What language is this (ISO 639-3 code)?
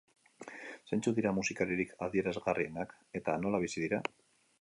eus